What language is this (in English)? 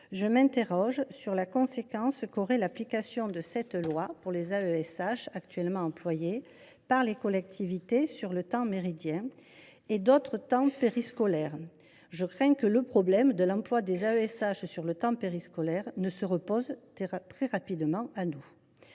French